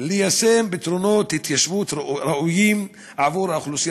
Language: Hebrew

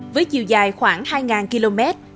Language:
Vietnamese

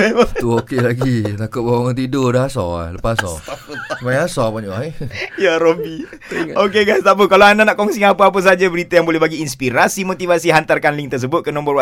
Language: Malay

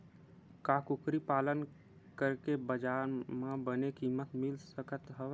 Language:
Chhattisgarhi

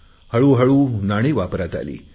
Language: Marathi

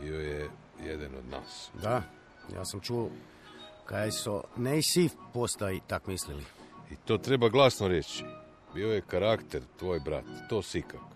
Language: Croatian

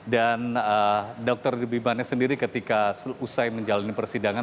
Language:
Indonesian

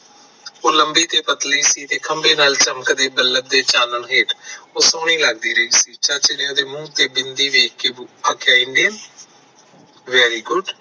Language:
Punjabi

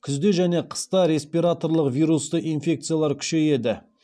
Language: Kazakh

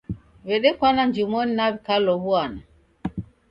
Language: Taita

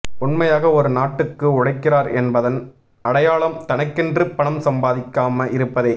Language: Tamil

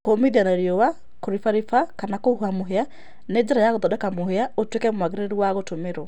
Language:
Kikuyu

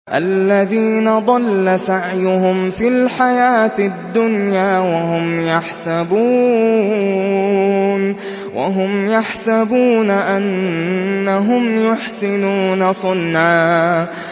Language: Arabic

